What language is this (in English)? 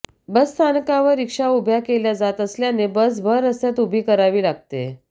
Marathi